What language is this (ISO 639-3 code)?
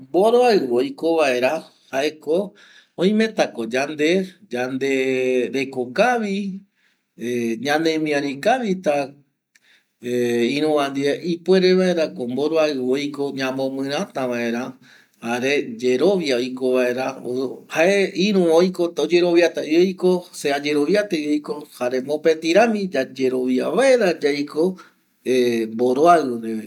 gui